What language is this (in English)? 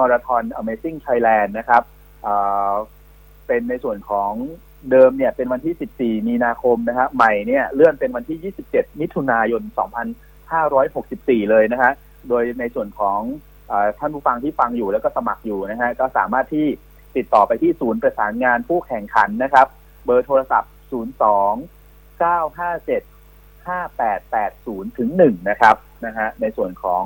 Thai